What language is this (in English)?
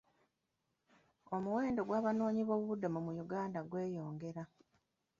Ganda